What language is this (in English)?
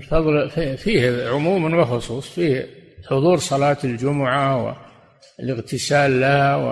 Arabic